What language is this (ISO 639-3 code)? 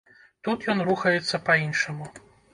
bel